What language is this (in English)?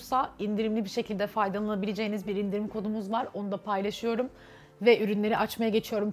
Turkish